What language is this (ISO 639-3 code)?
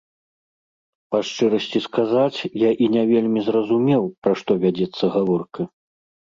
bel